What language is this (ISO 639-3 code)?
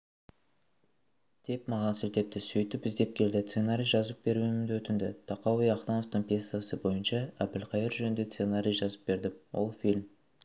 kaz